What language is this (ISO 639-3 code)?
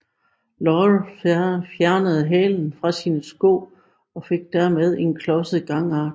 dan